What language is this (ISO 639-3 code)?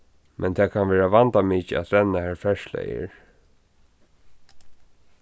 fao